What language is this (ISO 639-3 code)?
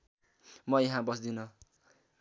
nep